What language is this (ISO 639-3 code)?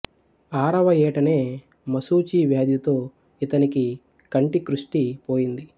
tel